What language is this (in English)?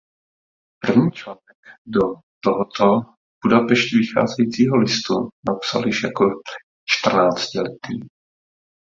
Czech